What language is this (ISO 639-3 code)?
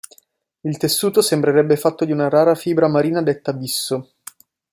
ita